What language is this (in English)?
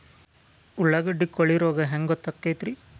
Kannada